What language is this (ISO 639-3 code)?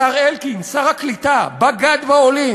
heb